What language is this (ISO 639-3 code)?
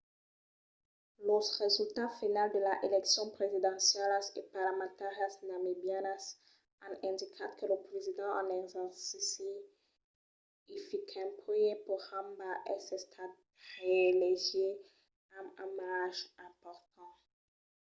oci